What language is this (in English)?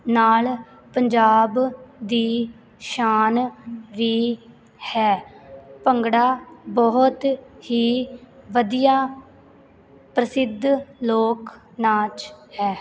Punjabi